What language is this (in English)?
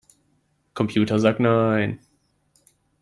German